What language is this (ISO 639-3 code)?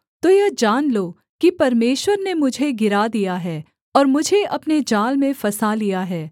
hin